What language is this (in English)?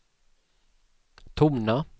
Swedish